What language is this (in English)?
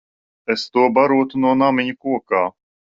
Latvian